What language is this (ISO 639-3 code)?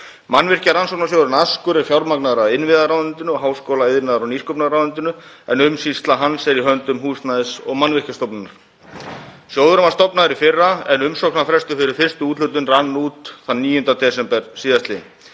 isl